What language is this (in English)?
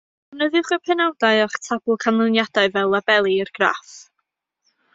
Welsh